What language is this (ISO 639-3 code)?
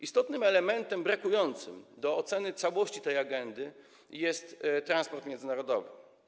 pol